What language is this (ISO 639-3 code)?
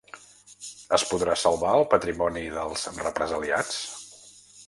cat